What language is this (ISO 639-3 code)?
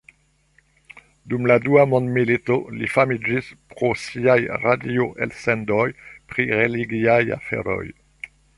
epo